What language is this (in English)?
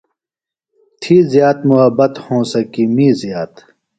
Phalura